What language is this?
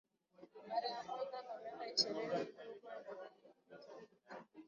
Swahili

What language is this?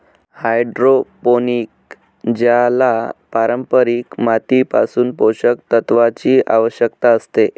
Marathi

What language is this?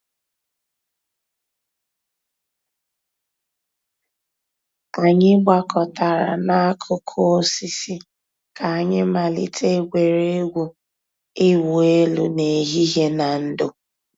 Igbo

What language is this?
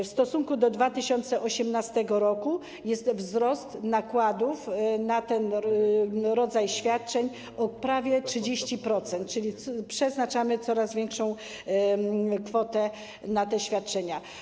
Polish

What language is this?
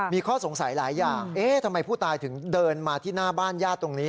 Thai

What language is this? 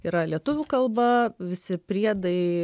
Lithuanian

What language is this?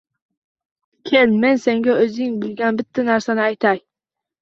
Uzbek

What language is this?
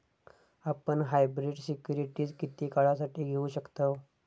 Marathi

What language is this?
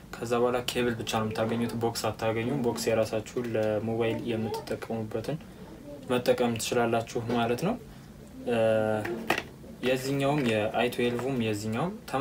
Romanian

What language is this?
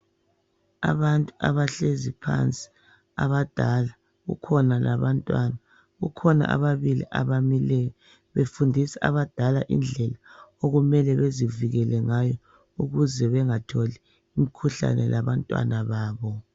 North Ndebele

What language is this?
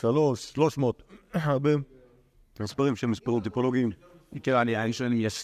Hebrew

